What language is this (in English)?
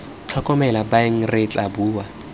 Tswana